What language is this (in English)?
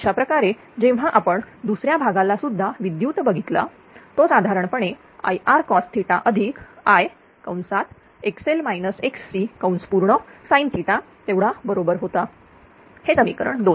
Marathi